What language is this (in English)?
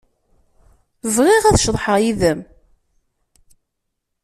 Kabyle